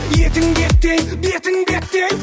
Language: Kazakh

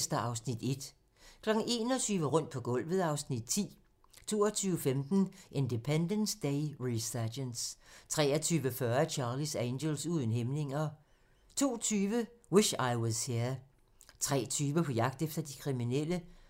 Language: Danish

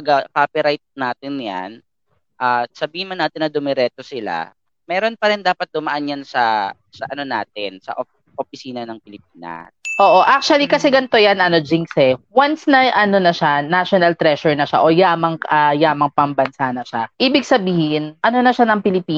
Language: Filipino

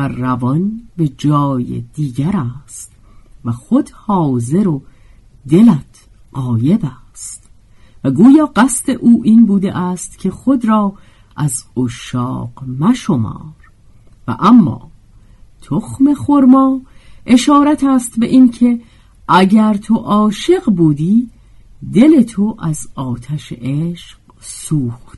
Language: Persian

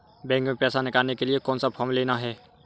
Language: Hindi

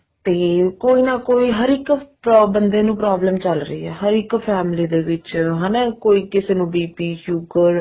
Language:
Punjabi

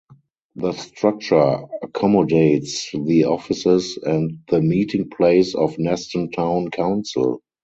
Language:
English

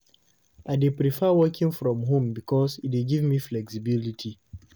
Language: Nigerian Pidgin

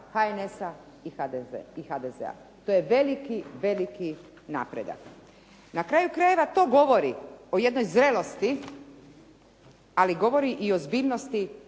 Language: Croatian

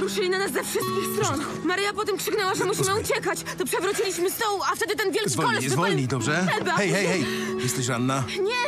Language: Polish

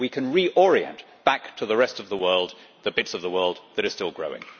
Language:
English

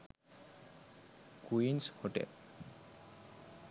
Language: Sinhala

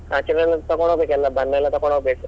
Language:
Kannada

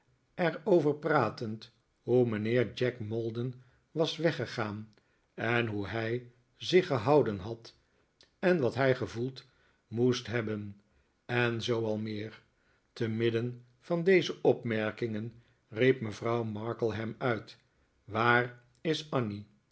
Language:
Dutch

